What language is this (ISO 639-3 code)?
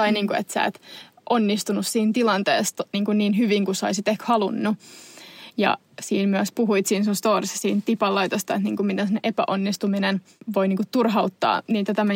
fin